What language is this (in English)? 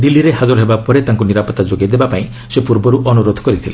Odia